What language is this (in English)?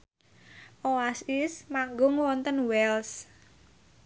Javanese